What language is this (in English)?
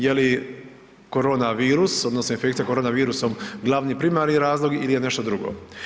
Croatian